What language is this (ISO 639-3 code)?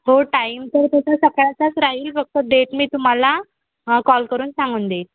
mar